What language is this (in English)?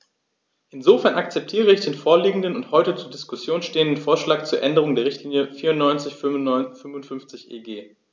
German